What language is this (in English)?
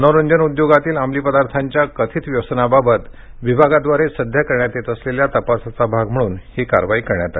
Marathi